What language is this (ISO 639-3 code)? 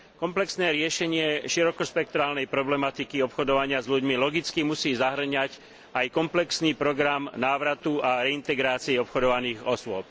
slk